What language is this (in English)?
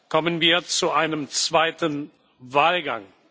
German